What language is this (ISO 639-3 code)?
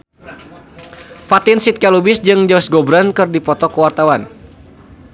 sun